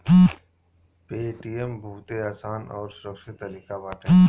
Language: Bhojpuri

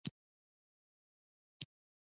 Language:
Pashto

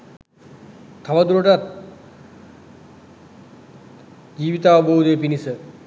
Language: Sinhala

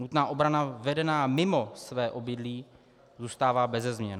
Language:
Czech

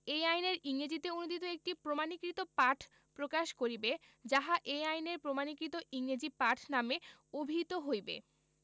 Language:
Bangla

